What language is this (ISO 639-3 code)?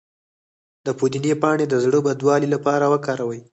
pus